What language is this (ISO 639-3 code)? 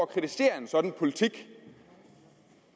dan